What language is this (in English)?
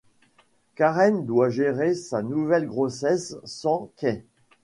French